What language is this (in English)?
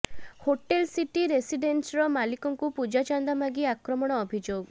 Odia